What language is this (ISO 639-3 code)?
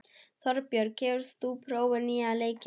isl